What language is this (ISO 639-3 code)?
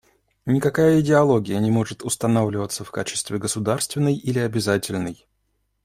rus